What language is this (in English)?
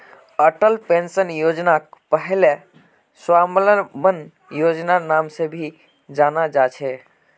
Magahi